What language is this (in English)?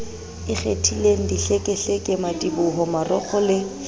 Southern Sotho